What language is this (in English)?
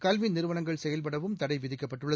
Tamil